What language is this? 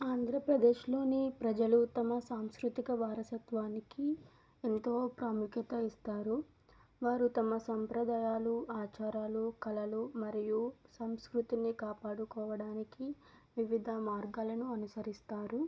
Telugu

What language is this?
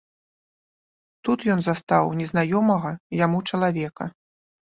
Belarusian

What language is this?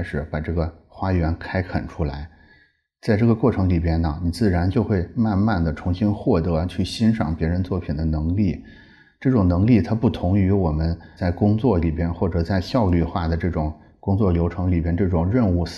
Chinese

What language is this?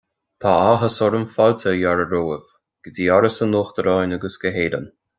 Irish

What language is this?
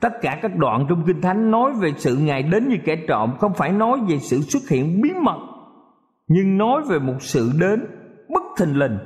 Vietnamese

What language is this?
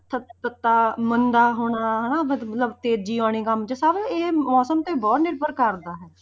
Punjabi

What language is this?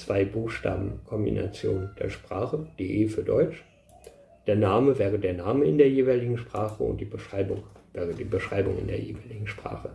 German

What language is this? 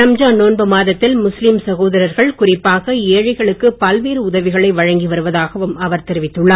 Tamil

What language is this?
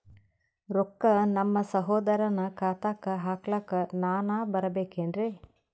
Kannada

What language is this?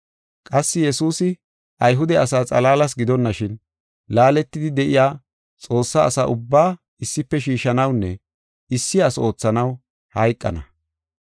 Gofa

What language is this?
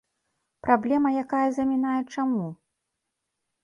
Belarusian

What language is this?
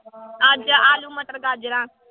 Punjabi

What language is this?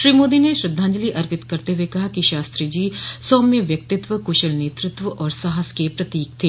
Hindi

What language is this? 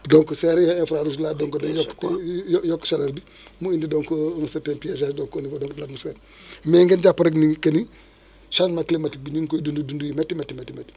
Wolof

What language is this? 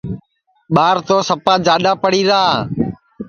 Sansi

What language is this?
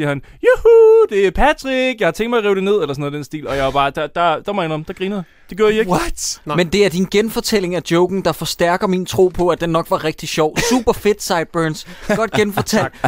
Danish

